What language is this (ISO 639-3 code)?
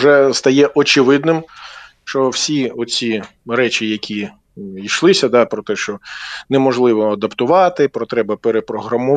ukr